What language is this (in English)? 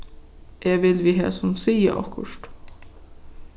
Faroese